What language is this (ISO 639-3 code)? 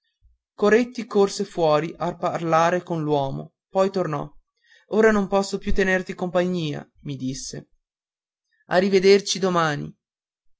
ita